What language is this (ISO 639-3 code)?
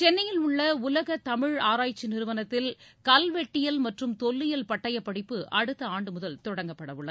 tam